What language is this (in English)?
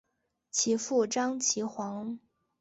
Chinese